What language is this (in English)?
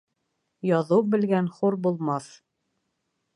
Bashkir